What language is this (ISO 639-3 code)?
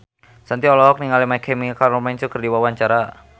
sun